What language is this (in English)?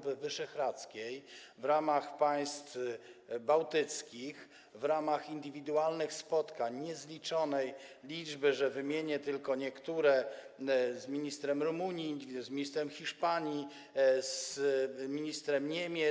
Polish